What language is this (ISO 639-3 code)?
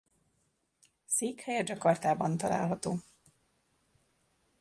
hun